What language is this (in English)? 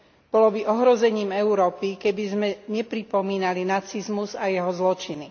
Slovak